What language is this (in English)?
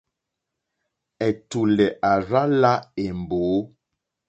Mokpwe